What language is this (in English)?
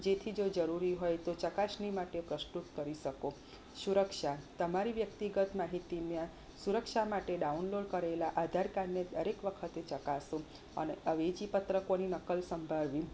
Gujarati